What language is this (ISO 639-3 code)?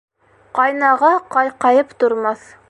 bak